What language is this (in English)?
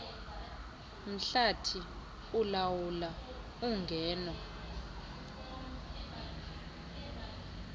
Xhosa